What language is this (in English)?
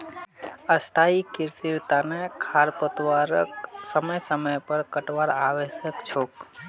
Magahi